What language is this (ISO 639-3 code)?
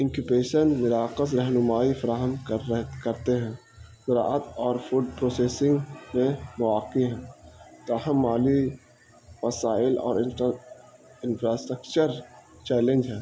urd